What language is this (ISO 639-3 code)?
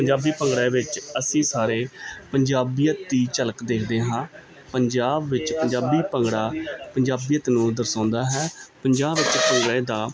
pan